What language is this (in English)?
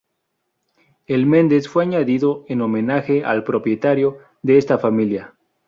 Spanish